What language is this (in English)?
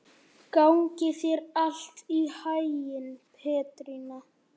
Icelandic